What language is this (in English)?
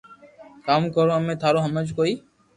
Loarki